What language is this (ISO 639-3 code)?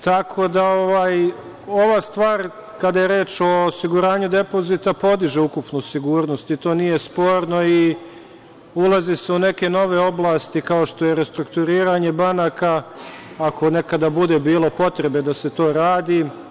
srp